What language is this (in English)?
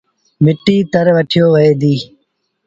Sindhi Bhil